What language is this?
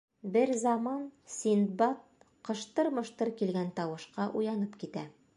Bashkir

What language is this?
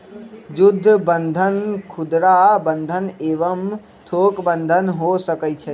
Magahi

